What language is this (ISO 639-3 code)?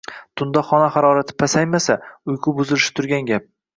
uzb